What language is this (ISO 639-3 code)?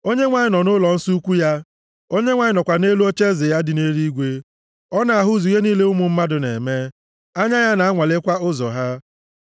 ibo